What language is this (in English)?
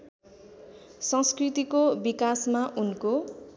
Nepali